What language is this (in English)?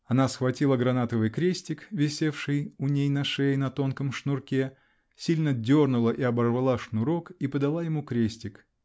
Russian